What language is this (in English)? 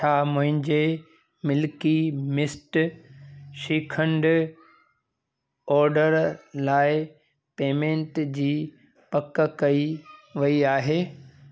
Sindhi